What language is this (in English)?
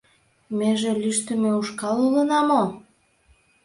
Mari